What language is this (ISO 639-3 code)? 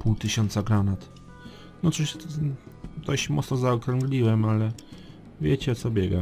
pol